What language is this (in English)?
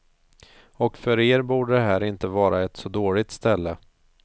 Swedish